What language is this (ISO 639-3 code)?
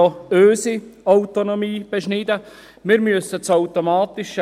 gsw